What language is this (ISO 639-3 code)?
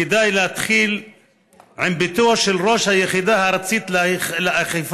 heb